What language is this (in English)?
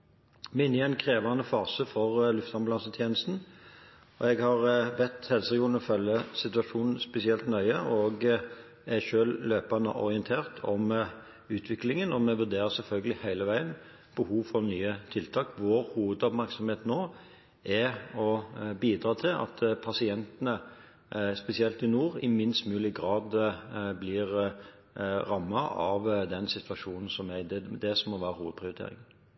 Norwegian Bokmål